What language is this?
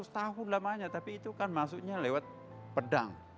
Indonesian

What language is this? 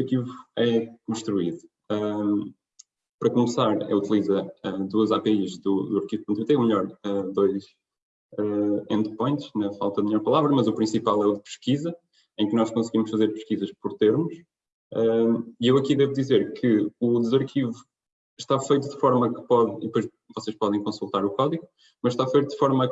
Portuguese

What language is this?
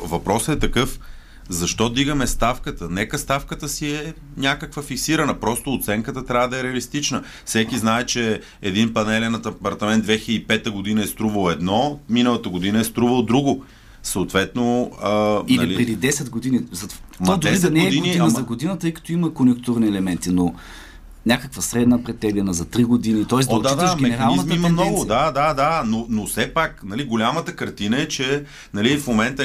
Bulgarian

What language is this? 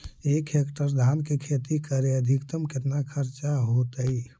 Magahi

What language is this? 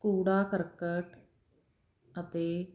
Punjabi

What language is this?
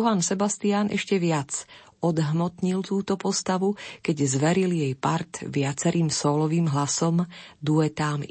Slovak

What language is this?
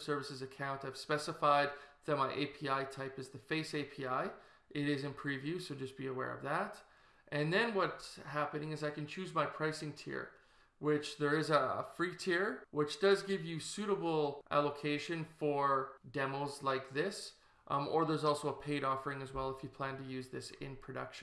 English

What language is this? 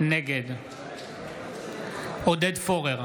Hebrew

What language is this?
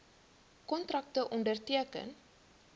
Afrikaans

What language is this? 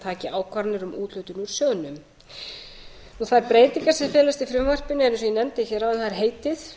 Icelandic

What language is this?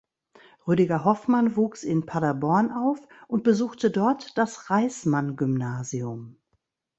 German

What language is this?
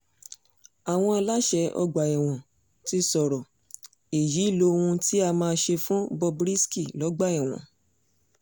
Yoruba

